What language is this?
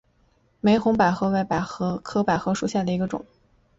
Chinese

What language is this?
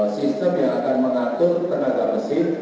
Indonesian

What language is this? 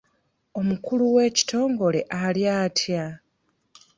Ganda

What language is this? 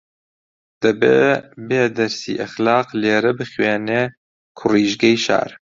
Central Kurdish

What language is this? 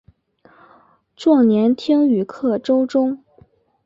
Chinese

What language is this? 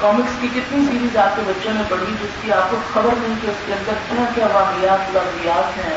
Urdu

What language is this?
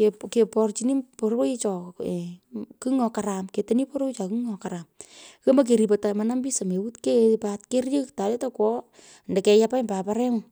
Pökoot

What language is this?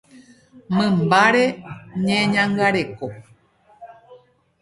Guarani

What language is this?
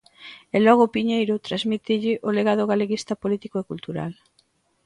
Galician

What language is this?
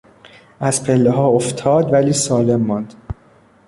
Persian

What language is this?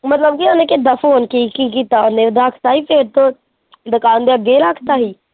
Punjabi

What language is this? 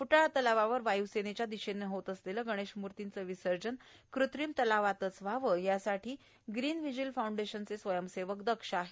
Marathi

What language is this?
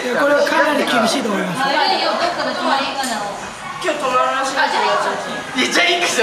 Japanese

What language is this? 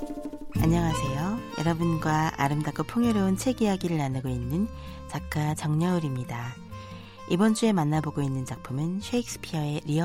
Korean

